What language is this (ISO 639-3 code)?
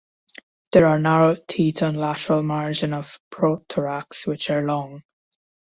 eng